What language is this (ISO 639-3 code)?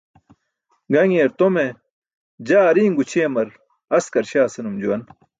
bsk